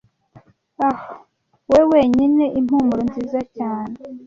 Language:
Kinyarwanda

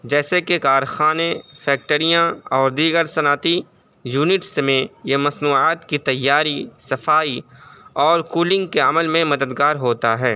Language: Urdu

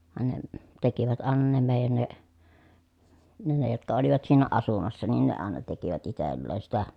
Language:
Finnish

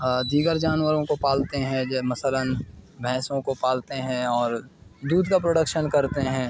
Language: Urdu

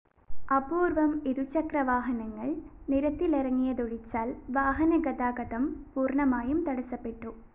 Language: Malayalam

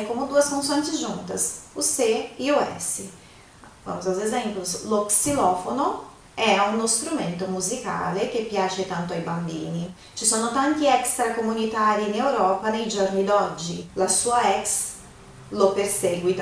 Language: Portuguese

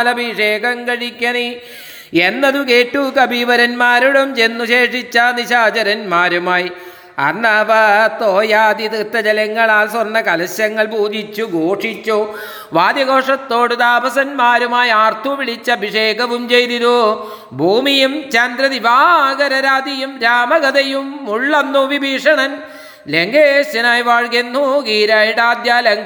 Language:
Malayalam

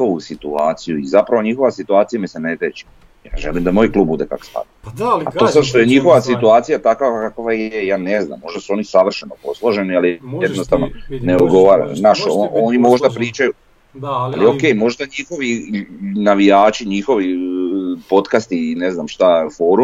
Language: Croatian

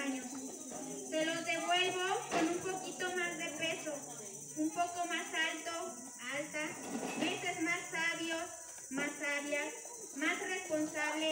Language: Spanish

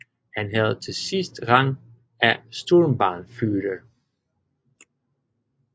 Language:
Danish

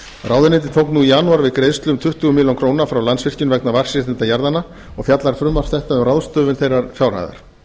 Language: Icelandic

